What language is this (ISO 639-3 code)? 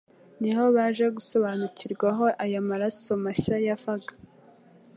kin